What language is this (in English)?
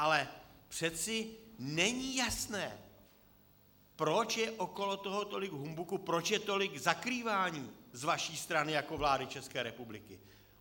Czech